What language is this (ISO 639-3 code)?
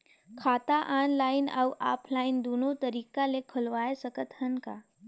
hne